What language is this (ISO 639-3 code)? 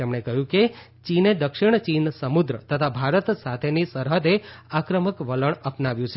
guj